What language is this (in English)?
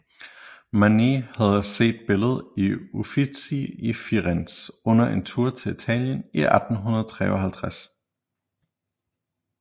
Danish